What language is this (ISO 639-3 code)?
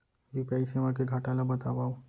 hne